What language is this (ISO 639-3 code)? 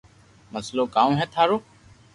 lrk